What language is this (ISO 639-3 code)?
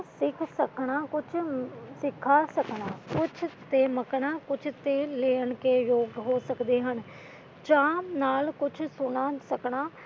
pan